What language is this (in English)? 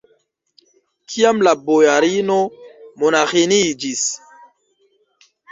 Esperanto